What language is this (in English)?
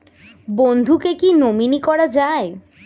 Bangla